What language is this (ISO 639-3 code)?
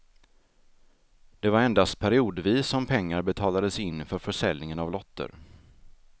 swe